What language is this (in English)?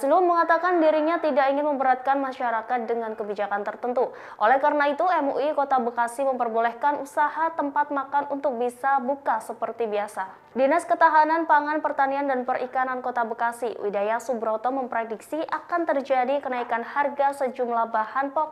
Indonesian